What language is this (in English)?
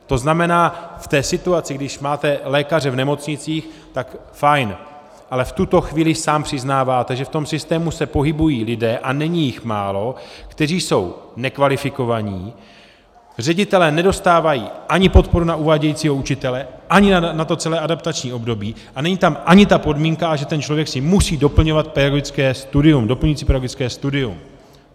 Czech